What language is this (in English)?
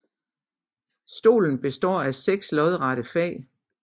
Danish